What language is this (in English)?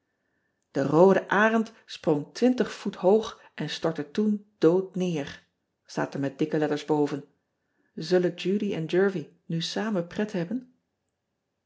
Dutch